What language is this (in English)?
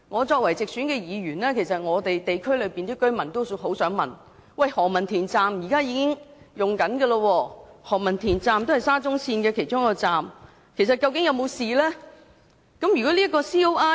Cantonese